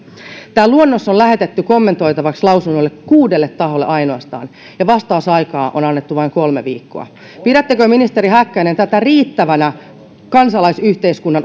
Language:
Finnish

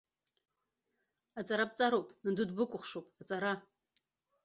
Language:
Abkhazian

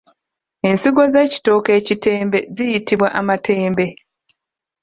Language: Ganda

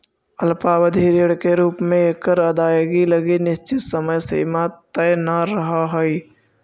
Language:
Magahi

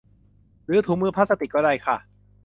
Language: Thai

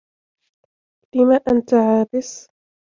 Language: Arabic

